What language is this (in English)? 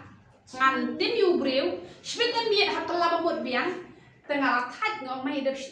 Arabic